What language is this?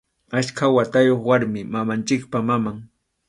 Arequipa-La Unión Quechua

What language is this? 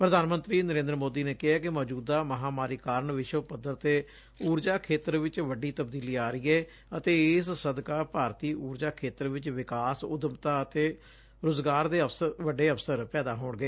Punjabi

